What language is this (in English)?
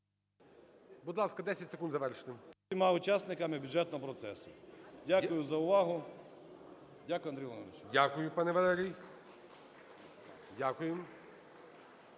Ukrainian